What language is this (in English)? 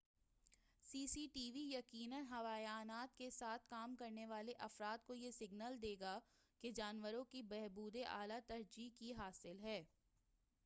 Urdu